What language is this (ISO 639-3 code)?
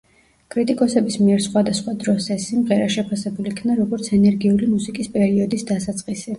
kat